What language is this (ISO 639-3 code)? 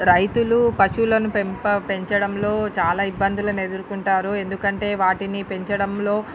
tel